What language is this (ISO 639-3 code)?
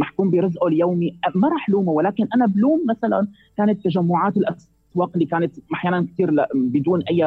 ara